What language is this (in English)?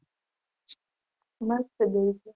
Gujarati